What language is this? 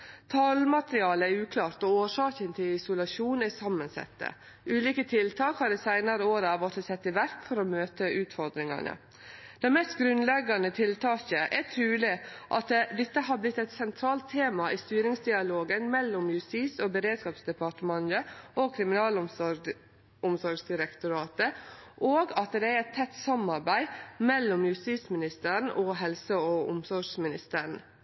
Norwegian Nynorsk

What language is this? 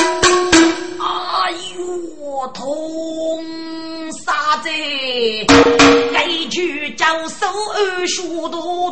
Chinese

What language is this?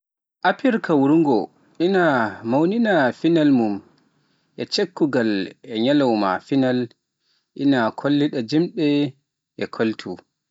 Pular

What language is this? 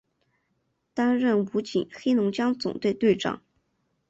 Chinese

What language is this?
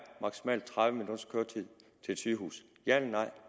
Danish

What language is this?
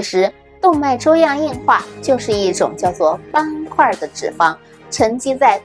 Chinese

